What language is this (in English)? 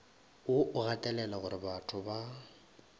Northern Sotho